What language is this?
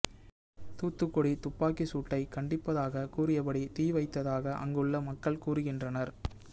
Tamil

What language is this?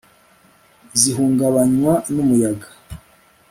Kinyarwanda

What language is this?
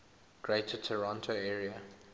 English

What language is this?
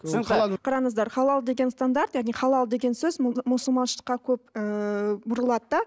Kazakh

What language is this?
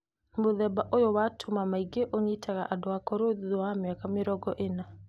Kikuyu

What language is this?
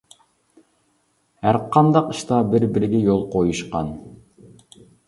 Uyghur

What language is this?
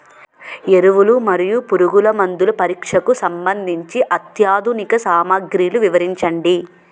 Telugu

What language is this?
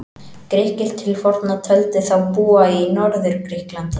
Icelandic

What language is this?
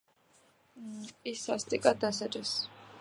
Georgian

